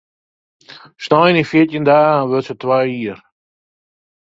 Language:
Western Frisian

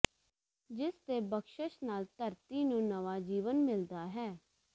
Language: Punjabi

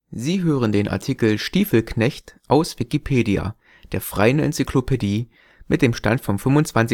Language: German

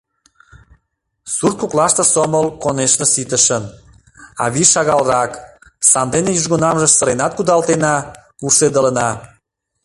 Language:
Mari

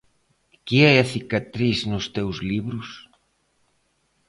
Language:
Galician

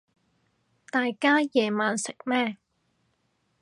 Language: Cantonese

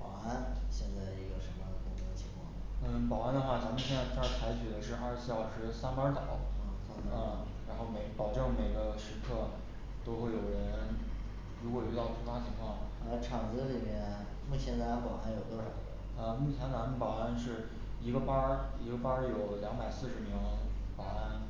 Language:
Chinese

